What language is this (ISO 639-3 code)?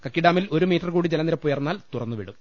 mal